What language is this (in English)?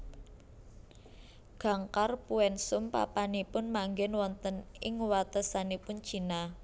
Javanese